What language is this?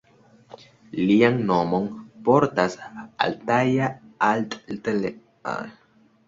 Esperanto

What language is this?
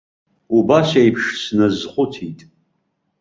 Abkhazian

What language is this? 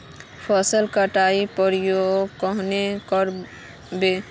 Magahi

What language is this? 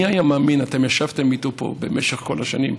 Hebrew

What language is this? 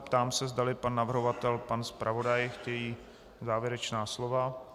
Czech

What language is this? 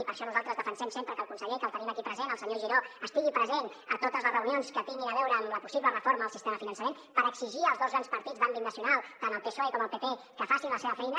Catalan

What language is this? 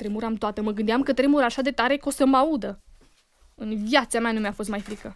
Romanian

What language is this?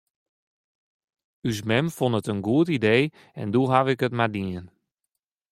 Western Frisian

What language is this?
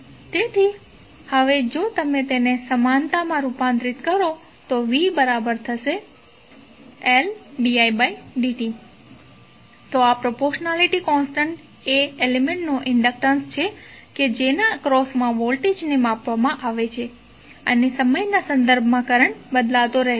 Gujarati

